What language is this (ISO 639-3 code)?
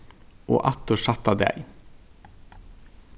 fao